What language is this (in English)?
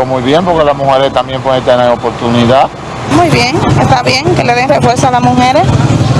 Spanish